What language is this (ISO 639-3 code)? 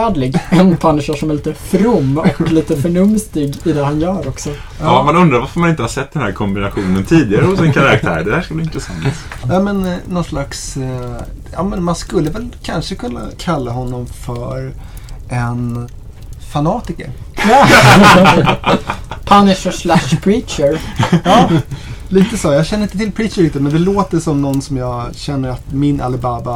swe